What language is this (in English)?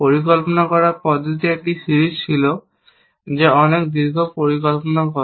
Bangla